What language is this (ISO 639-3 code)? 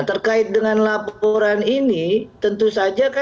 ind